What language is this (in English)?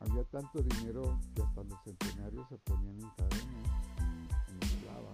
Spanish